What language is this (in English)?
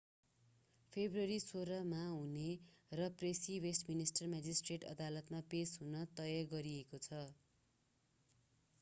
Nepali